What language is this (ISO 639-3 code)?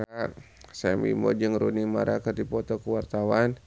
sun